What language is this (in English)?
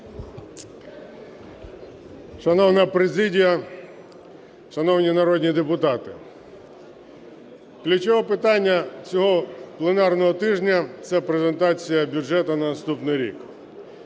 Ukrainian